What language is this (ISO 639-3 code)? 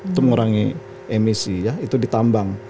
ind